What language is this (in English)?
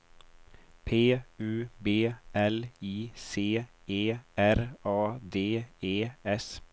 Swedish